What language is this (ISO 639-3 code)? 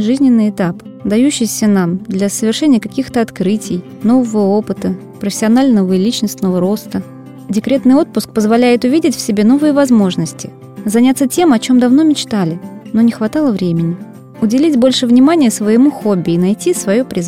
rus